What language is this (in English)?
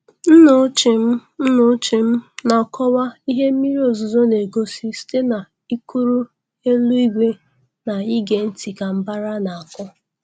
Igbo